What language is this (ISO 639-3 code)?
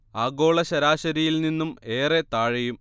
mal